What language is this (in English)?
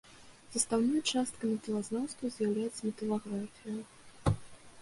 Belarusian